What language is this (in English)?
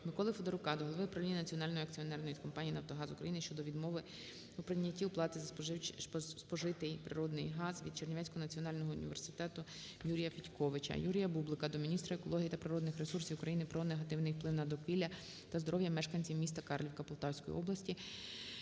Ukrainian